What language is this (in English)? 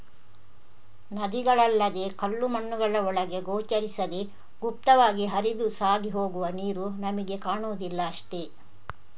Kannada